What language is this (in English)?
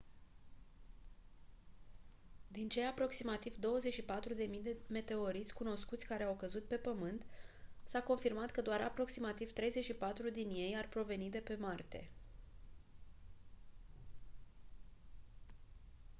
Romanian